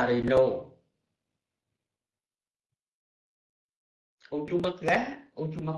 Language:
Vietnamese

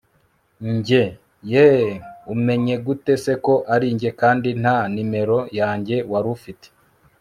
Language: Kinyarwanda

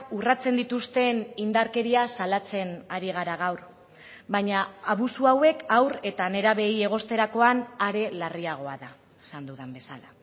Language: Basque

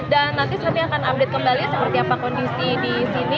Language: Indonesian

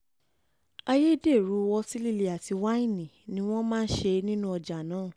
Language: Yoruba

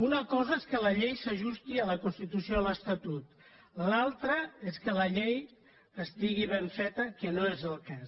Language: Catalan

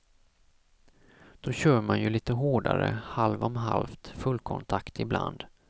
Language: Swedish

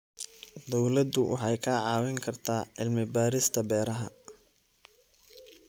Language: Somali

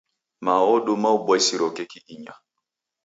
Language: Taita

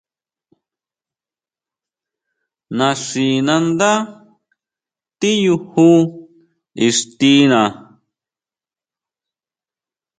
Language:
Huautla Mazatec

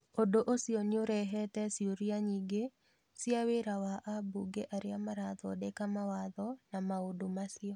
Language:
Kikuyu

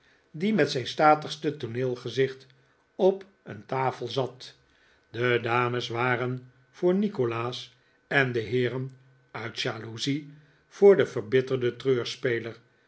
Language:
Dutch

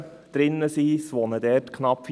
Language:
Swiss German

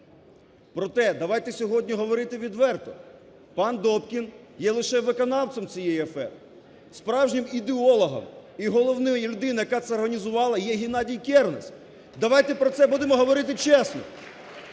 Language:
Ukrainian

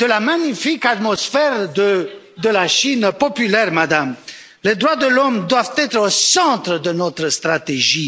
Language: French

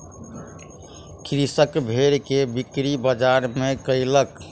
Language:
Maithili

